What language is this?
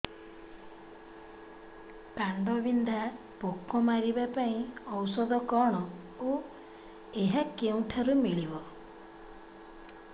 Odia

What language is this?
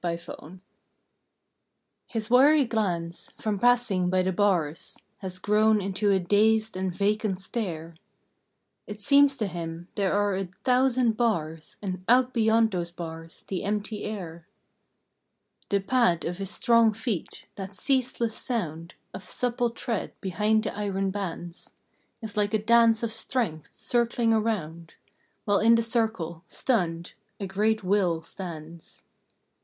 English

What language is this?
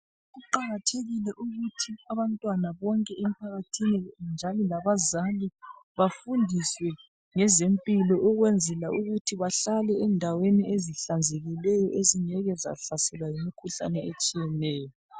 North Ndebele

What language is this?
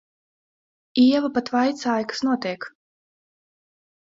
Latvian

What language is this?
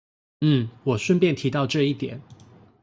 Chinese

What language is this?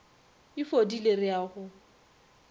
Northern Sotho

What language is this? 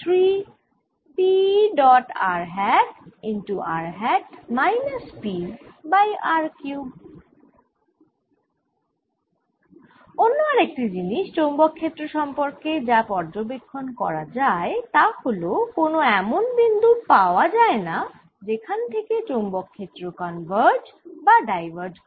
Bangla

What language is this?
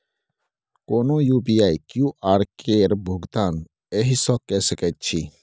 Maithili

